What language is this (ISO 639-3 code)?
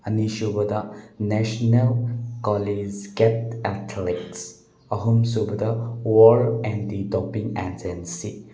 mni